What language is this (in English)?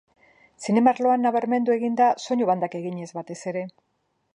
Basque